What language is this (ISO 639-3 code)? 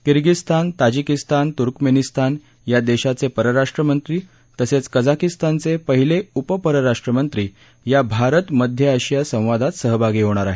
mar